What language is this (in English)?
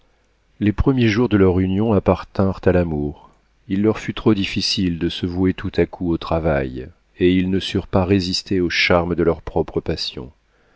French